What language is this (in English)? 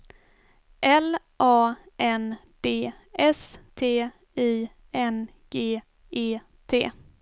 Swedish